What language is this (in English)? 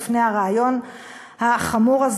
Hebrew